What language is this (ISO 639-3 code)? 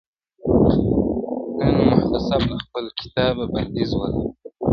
pus